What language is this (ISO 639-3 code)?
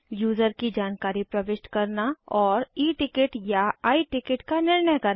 hin